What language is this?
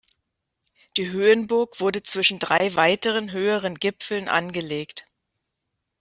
German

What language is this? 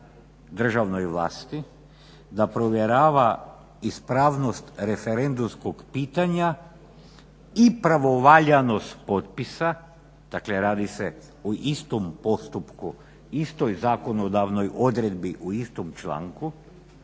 Croatian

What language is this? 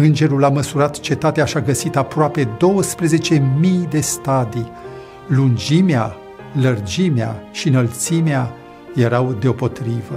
Romanian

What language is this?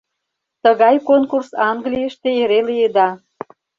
Mari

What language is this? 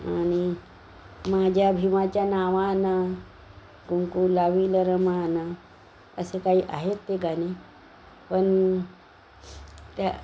Marathi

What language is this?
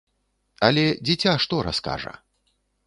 Belarusian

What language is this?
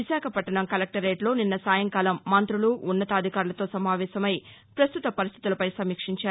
Telugu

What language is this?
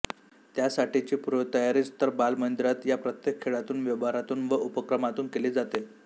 Marathi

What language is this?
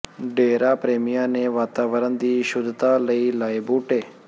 Punjabi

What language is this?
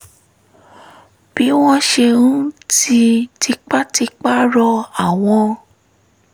Yoruba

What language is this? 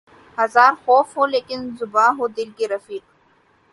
Urdu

